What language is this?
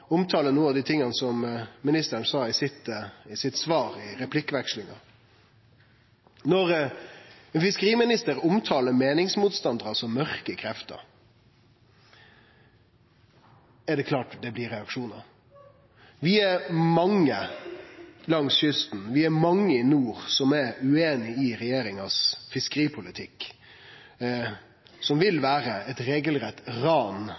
Norwegian Nynorsk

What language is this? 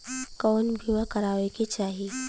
Bhojpuri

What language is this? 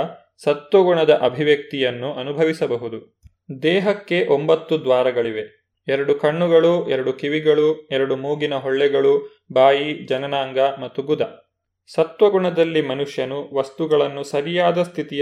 Kannada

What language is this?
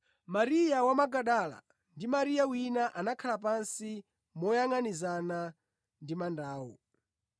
Nyanja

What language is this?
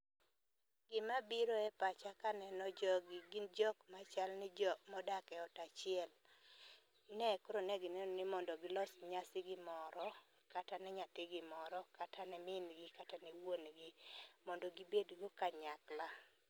Luo (Kenya and Tanzania)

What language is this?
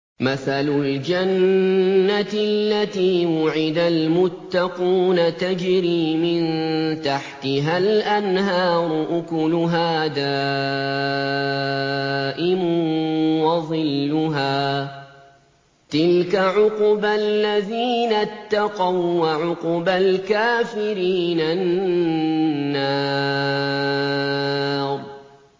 Arabic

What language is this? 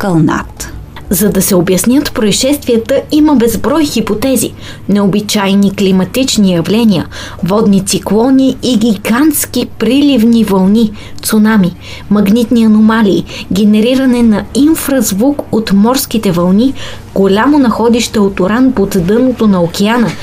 Bulgarian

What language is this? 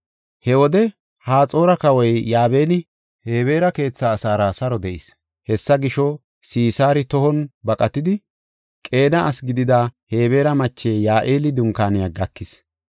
Gofa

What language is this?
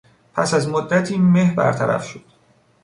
Persian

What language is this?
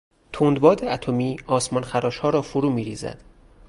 Persian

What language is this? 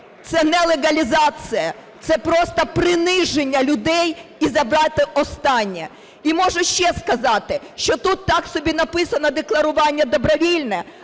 Ukrainian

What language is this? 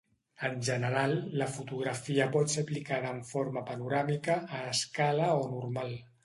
Catalan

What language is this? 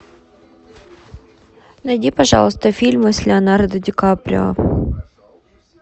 Russian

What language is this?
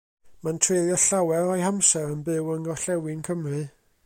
Welsh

